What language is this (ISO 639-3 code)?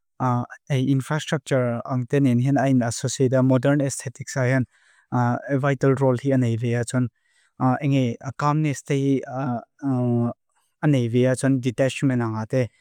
lus